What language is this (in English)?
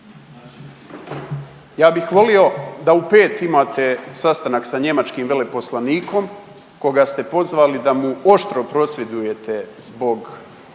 Croatian